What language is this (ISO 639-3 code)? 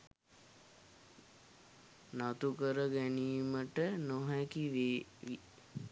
sin